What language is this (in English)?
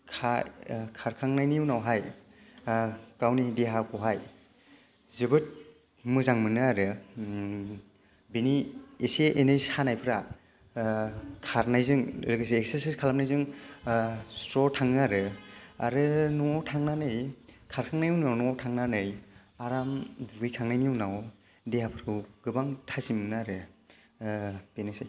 Bodo